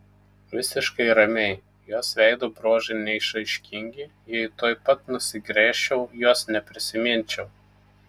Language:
Lithuanian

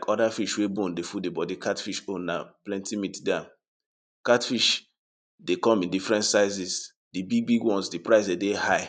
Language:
Nigerian Pidgin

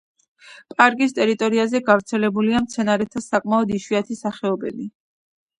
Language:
Georgian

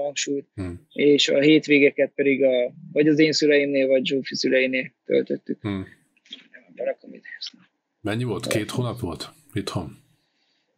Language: Hungarian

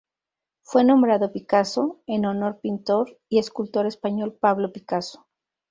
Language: Spanish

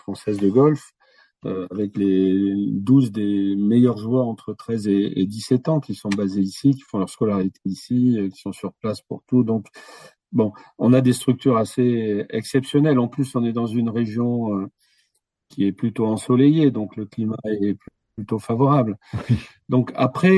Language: French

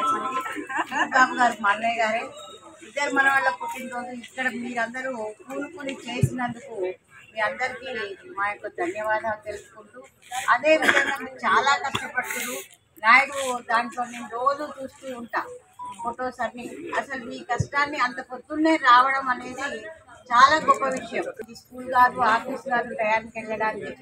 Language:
Romanian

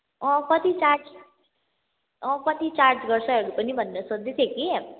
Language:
Nepali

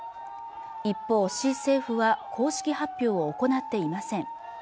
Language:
Japanese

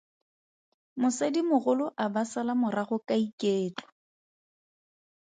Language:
Tswana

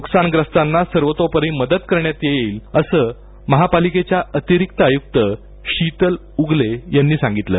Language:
Marathi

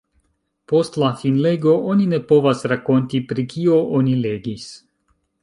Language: Esperanto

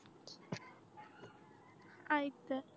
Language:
Marathi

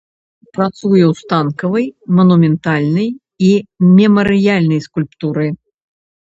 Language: Belarusian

